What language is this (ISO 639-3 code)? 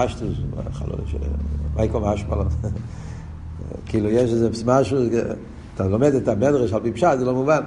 heb